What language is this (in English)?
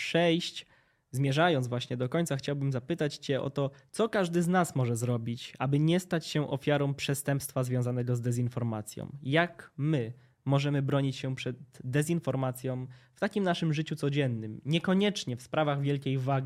Polish